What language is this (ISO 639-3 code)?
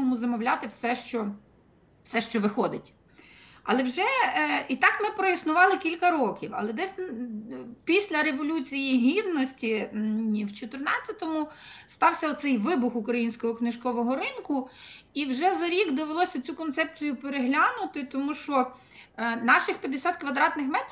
ukr